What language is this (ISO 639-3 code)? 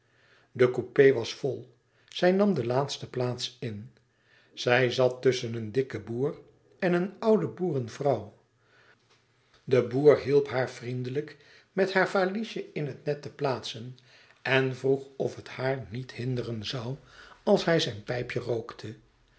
nld